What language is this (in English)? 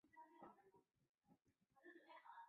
Chinese